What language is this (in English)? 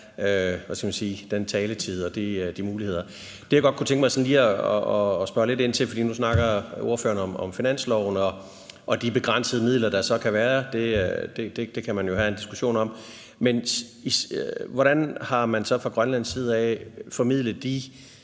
Danish